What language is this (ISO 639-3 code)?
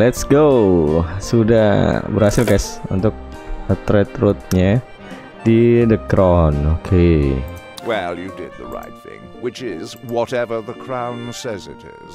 ind